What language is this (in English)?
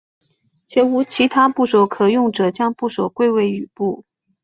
Chinese